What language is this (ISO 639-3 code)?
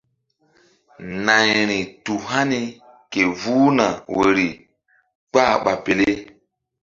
mdd